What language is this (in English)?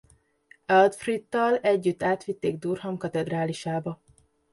Hungarian